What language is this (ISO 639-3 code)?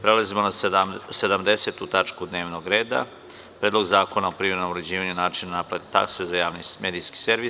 srp